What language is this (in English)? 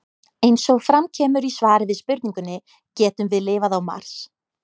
Icelandic